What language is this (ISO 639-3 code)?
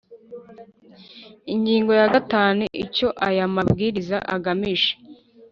kin